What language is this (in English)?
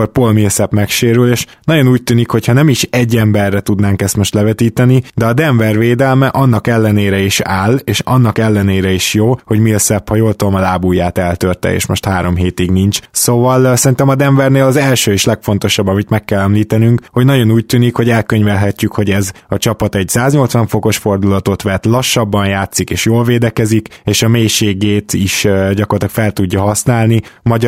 Hungarian